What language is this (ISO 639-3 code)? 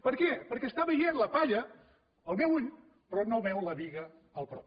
cat